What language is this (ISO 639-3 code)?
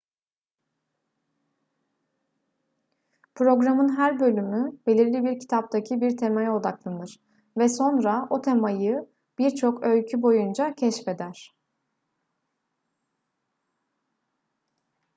tur